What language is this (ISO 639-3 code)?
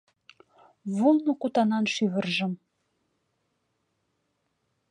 chm